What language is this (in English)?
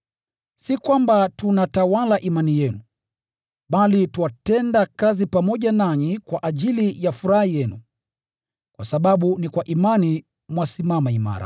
Swahili